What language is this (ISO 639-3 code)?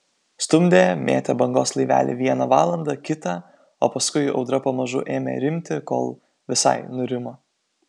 lit